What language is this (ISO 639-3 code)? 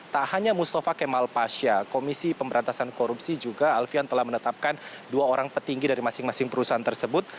ind